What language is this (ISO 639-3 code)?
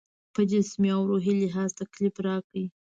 pus